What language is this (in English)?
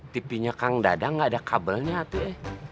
Indonesian